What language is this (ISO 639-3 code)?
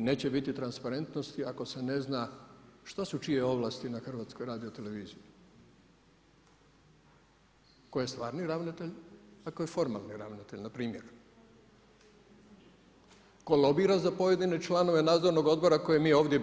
hrv